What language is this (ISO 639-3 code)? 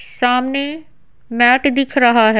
hin